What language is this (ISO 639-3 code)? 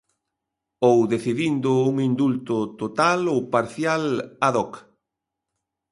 glg